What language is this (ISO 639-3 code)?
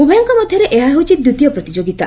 ori